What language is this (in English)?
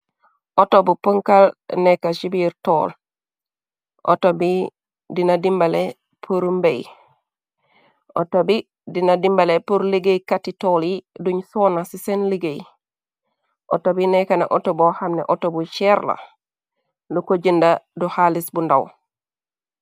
Wolof